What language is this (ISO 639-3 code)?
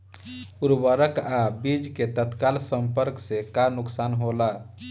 bho